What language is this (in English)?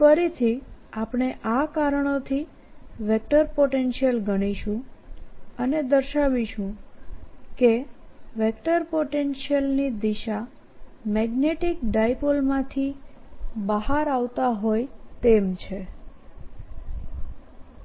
Gujarati